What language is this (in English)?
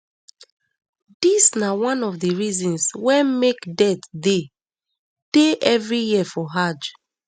Nigerian Pidgin